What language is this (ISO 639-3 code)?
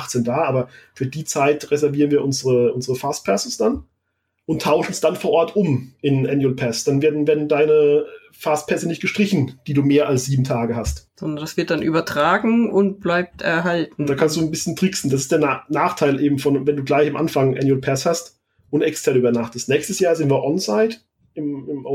deu